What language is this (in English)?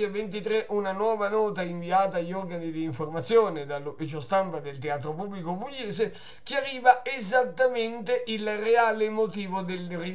Italian